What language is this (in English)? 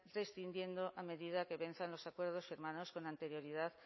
Spanish